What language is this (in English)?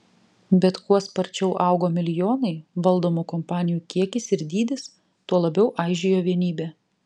Lithuanian